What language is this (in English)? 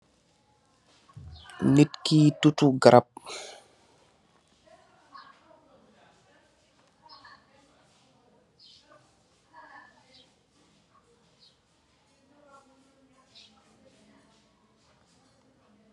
Wolof